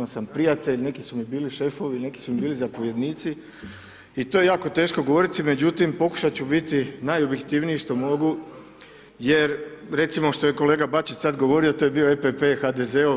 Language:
Croatian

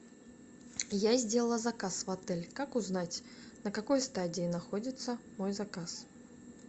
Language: Russian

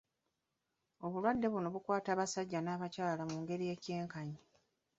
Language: Ganda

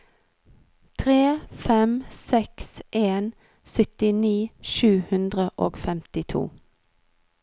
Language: Norwegian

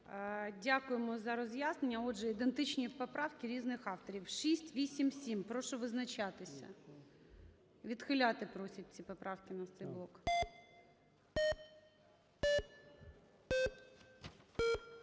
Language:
Ukrainian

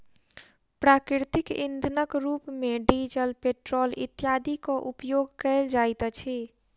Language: Maithili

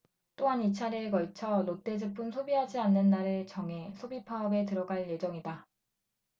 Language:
Korean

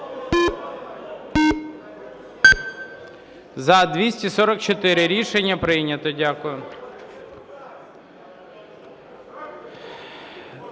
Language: Ukrainian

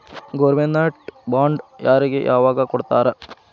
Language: Kannada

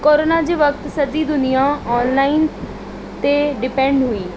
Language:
Sindhi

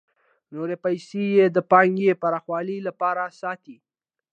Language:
Pashto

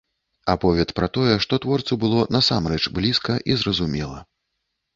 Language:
Belarusian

